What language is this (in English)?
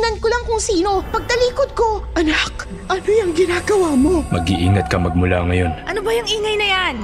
Filipino